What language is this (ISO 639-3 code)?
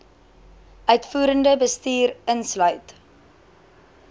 afr